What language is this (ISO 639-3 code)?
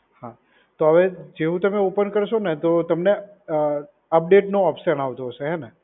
guj